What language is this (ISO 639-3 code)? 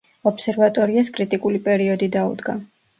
kat